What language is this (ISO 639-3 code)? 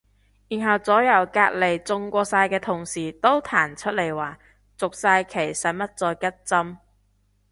yue